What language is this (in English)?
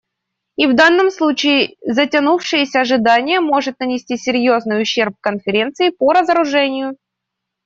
Russian